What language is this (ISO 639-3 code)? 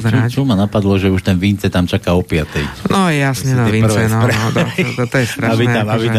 slk